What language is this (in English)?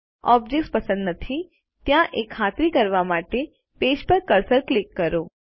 Gujarati